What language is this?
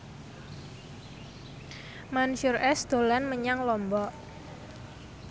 Javanese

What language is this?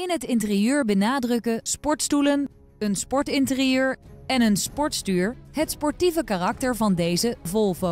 Dutch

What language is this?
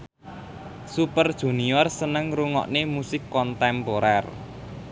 Javanese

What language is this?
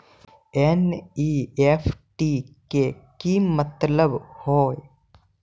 Magahi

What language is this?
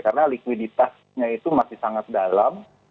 Indonesian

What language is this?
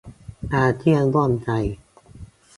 Thai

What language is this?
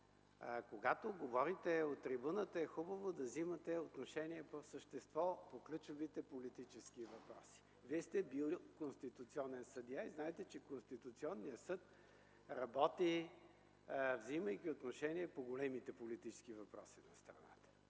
Bulgarian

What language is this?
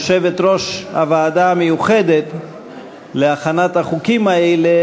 Hebrew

